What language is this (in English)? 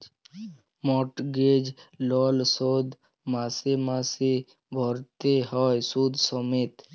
Bangla